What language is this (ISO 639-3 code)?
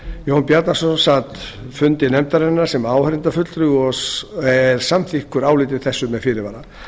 isl